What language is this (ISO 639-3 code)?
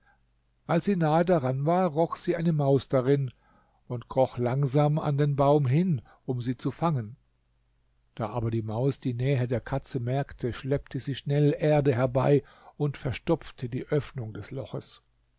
deu